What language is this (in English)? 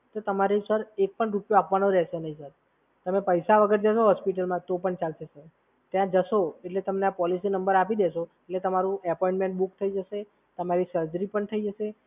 Gujarati